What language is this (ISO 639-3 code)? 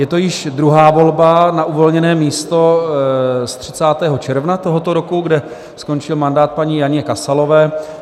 ces